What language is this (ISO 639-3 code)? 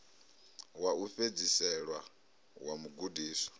ven